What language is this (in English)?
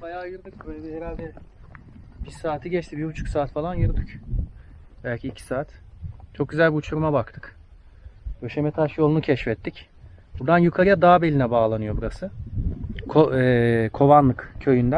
Turkish